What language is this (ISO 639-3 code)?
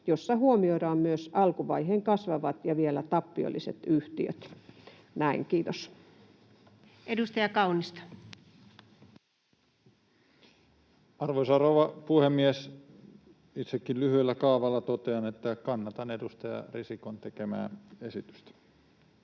fin